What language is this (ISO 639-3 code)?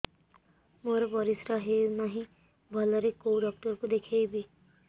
ori